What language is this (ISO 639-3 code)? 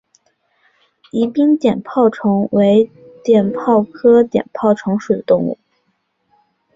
zho